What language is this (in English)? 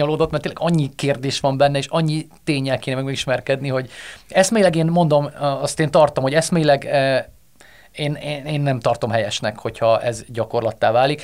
Hungarian